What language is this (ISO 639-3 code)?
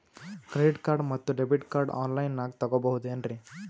kan